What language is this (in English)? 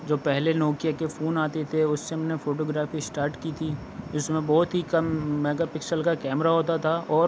Urdu